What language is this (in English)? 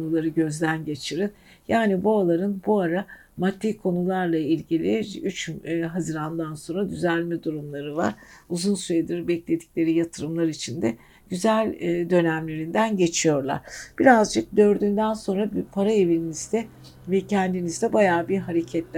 Turkish